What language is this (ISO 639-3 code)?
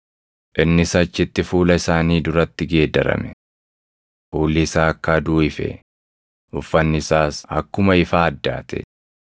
orm